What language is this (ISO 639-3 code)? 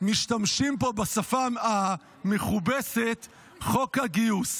heb